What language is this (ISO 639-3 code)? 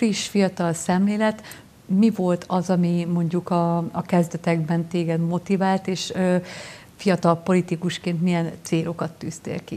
hun